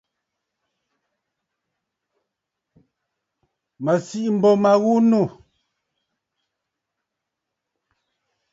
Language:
Bafut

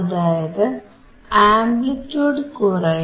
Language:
Malayalam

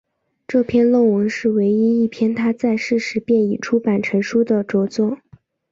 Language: Chinese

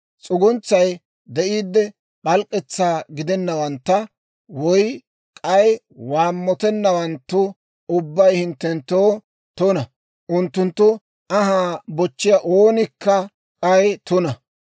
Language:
Dawro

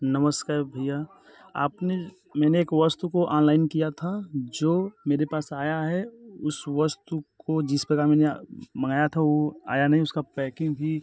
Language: Hindi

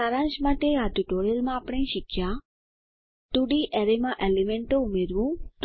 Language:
Gujarati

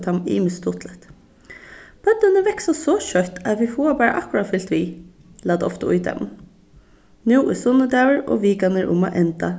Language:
Faroese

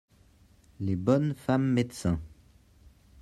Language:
French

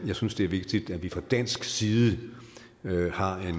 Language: Danish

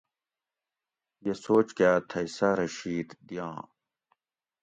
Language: Gawri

